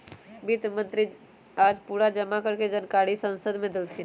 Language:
Magahi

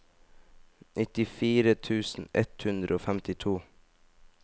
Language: Norwegian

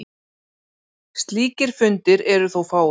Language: Icelandic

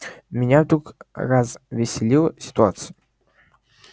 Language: Russian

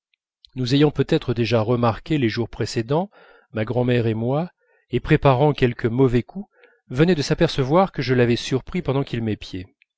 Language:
French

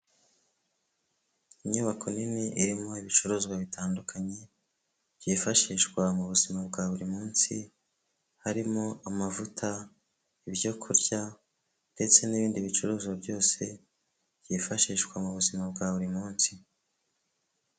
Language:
Kinyarwanda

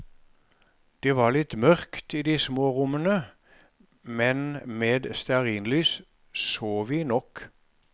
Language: Norwegian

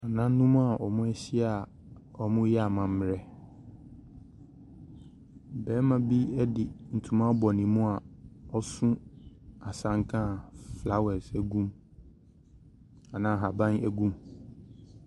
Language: Akan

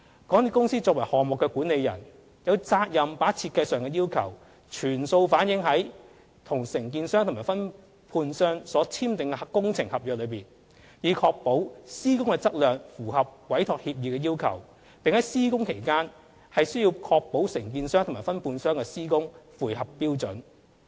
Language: Cantonese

